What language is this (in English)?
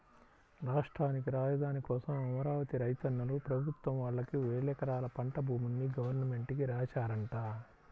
Telugu